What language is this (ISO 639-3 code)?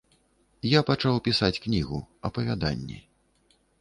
bel